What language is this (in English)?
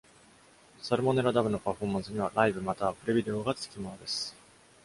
Japanese